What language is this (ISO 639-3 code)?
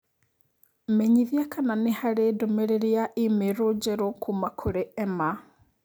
kik